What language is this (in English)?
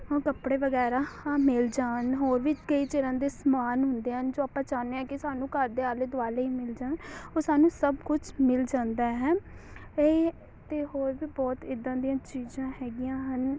Punjabi